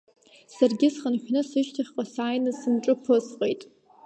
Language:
Abkhazian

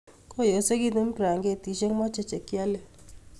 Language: Kalenjin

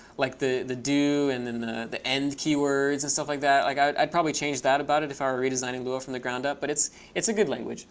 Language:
English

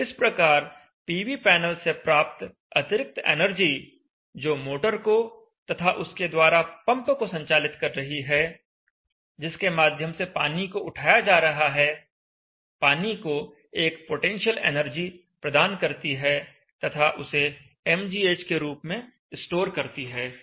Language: Hindi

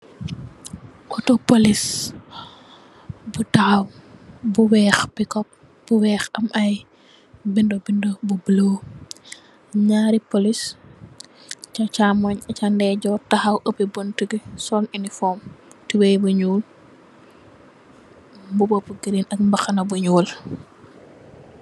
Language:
Wolof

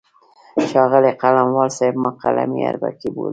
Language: Pashto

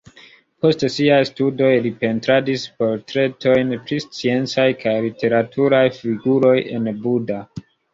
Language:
Esperanto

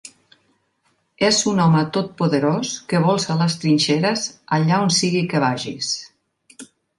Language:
Catalan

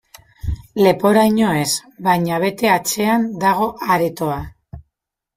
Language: Basque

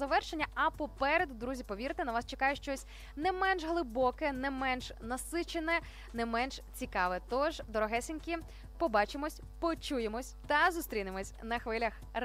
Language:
Ukrainian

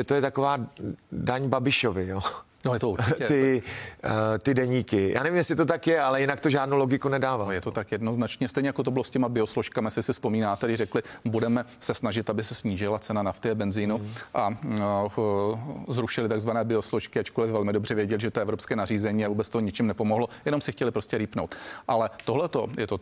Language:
Czech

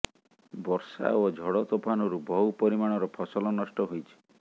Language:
Odia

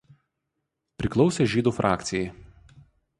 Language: Lithuanian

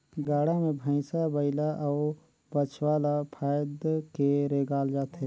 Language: Chhattisgarhi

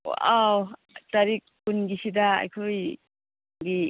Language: Manipuri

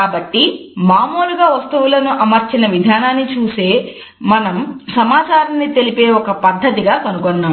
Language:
Telugu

